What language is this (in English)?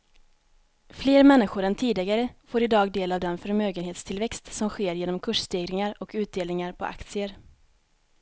Swedish